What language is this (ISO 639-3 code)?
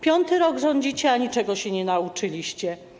pol